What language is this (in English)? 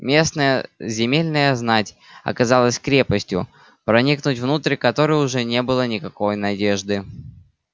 Russian